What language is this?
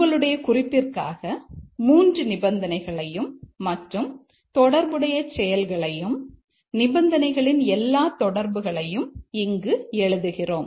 Tamil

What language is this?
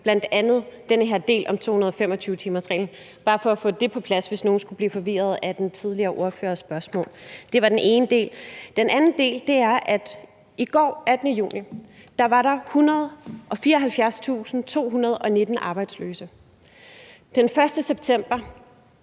Danish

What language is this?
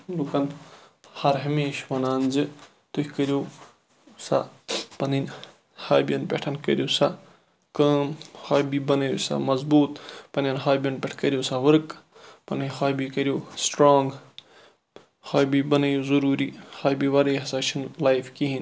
Kashmiri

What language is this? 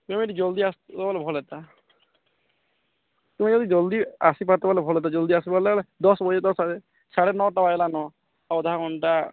Odia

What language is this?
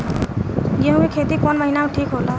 Bhojpuri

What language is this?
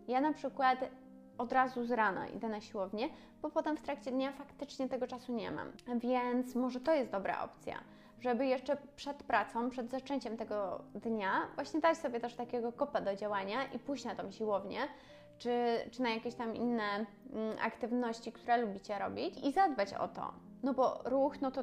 Polish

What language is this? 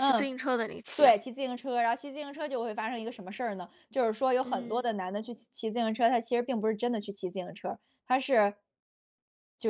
Chinese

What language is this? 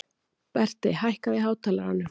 Icelandic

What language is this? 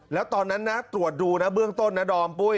Thai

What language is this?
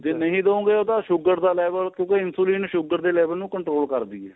Punjabi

